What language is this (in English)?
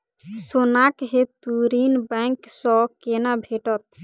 Maithili